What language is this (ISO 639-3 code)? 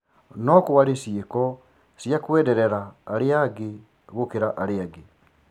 kik